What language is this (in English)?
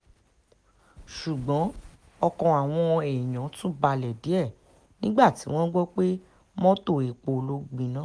Yoruba